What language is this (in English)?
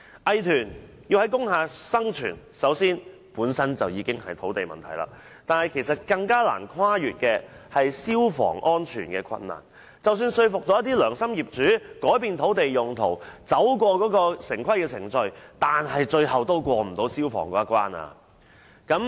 Cantonese